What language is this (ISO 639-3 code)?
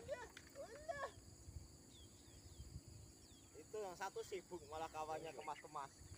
ind